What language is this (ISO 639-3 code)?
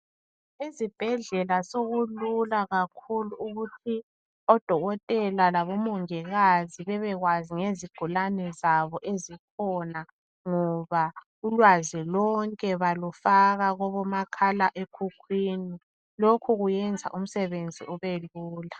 nde